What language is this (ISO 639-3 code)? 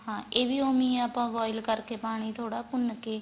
pan